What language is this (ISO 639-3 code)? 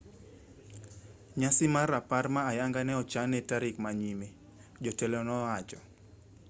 luo